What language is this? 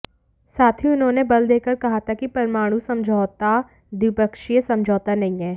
Hindi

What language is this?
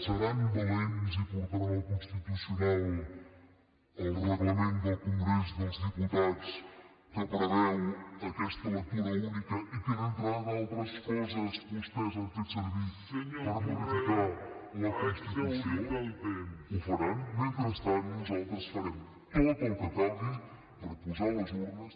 Catalan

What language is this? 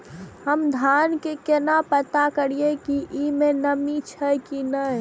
Maithili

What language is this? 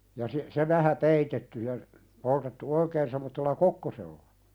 Finnish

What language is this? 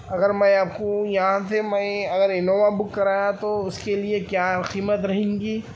Urdu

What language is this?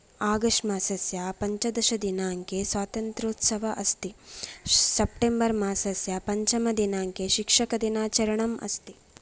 Sanskrit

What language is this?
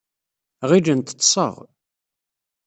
Kabyle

